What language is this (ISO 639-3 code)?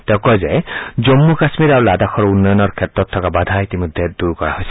asm